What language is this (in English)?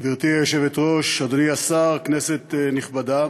Hebrew